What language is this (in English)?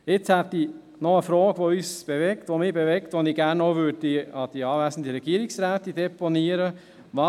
Swiss German